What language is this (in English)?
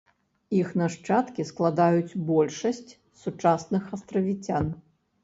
Belarusian